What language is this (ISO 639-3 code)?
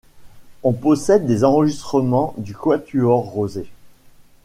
fra